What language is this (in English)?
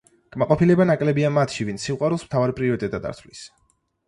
Georgian